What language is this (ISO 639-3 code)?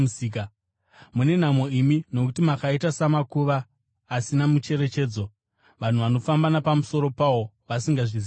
sna